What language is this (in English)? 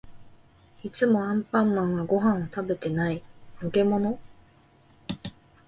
Japanese